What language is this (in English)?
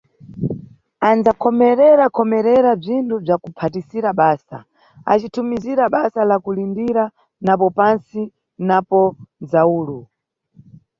Nyungwe